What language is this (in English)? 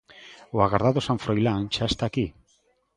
Galician